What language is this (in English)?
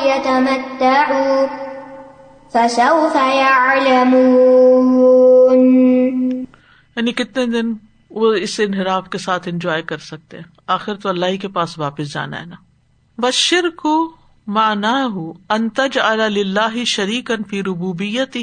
Urdu